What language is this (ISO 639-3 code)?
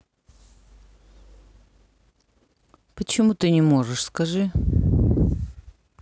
rus